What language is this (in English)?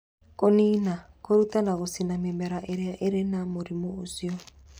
Kikuyu